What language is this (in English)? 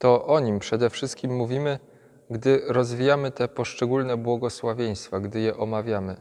Polish